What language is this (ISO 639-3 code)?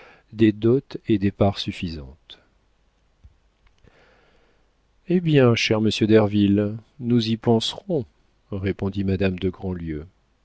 fra